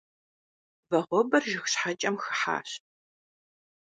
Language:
Kabardian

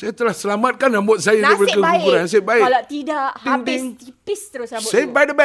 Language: Malay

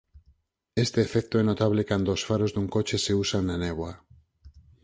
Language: Galician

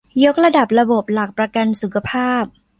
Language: Thai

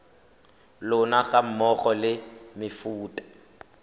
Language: Tswana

